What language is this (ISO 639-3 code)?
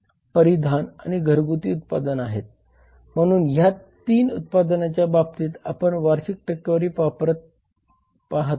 mar